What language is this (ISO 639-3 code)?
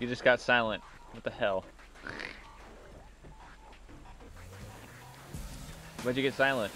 eng